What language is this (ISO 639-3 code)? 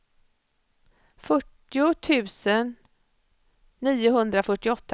swe